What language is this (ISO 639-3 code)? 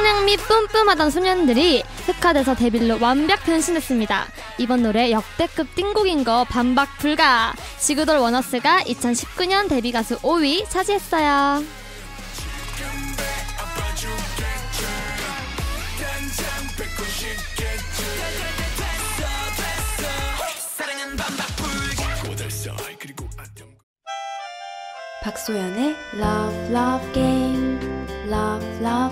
kor